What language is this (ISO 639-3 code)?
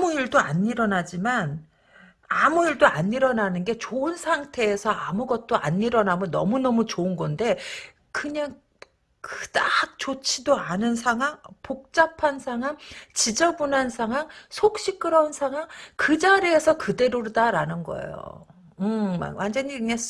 kor